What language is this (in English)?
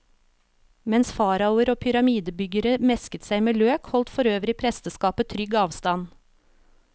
Norwegian